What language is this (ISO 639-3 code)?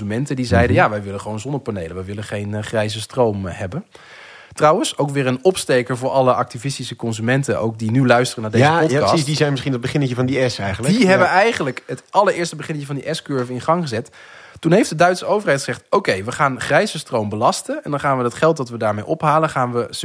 nld